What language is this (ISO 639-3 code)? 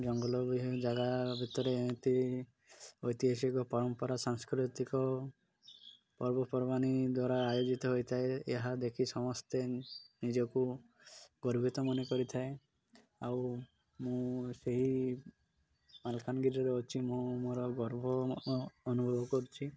ori